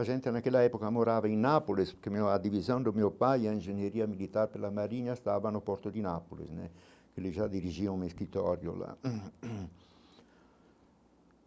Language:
Portuguese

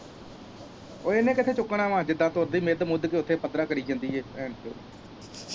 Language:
Punjabi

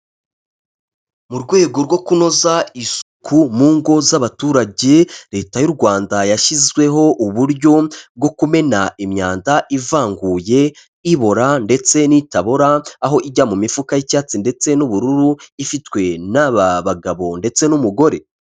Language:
Kinyarwanda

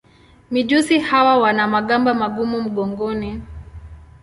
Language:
Swahili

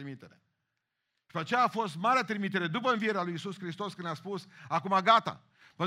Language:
Romanian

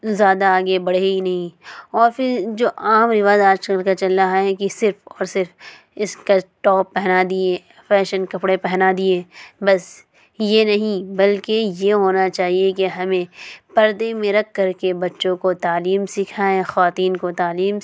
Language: Urdu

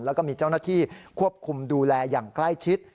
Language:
Thai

